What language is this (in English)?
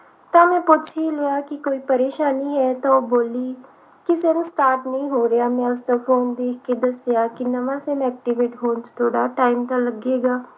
Punjabi